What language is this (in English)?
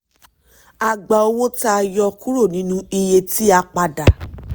Yoruba